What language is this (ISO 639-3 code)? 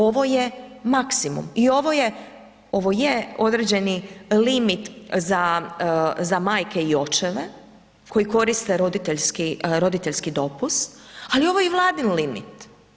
hrv